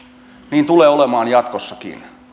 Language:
Finnish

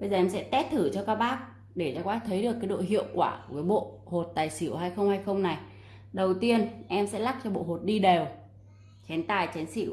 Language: Vietnamese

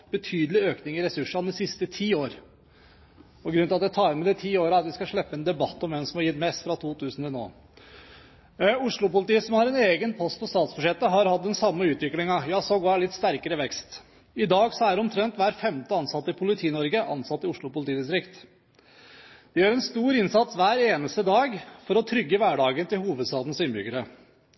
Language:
Norwegian Bokmål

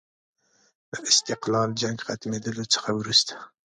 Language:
Pashto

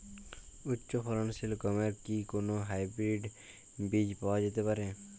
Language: Bangla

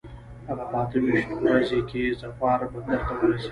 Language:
Pashto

